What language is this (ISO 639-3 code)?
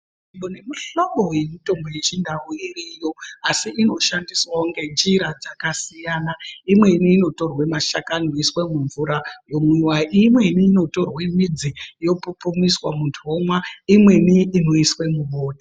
ndc